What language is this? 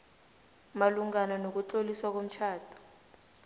South Ndebele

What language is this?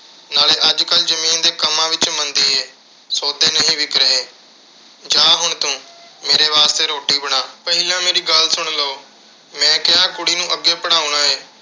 Punjabi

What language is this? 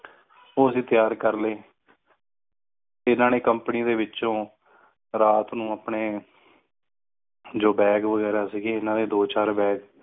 Punjabi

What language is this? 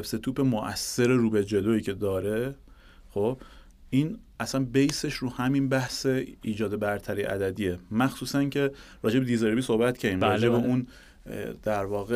Persian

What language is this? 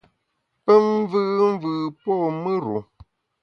Bamun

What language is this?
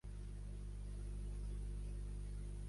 Catalan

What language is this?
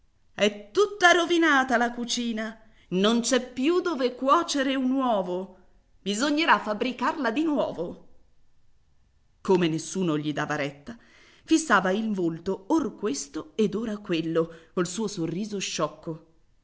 Italian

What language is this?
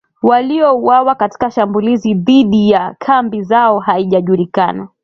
Swahili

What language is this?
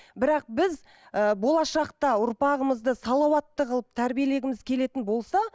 Kazakh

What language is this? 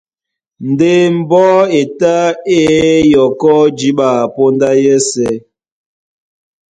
Duala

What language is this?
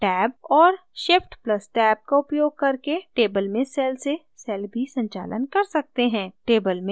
Hindi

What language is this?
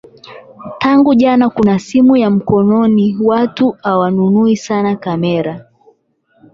Swahili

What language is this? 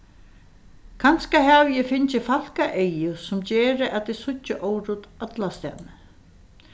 Faroese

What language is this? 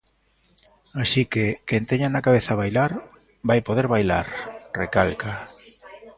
Galician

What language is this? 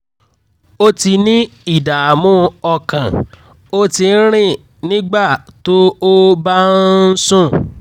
Yoruba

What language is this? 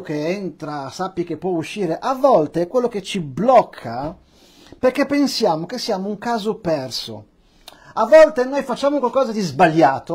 Italian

